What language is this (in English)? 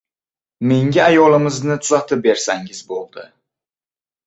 Uzbek